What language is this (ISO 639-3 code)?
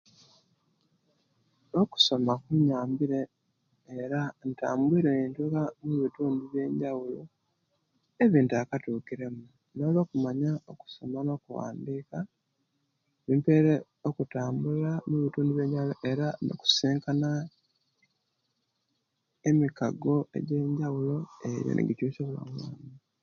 lke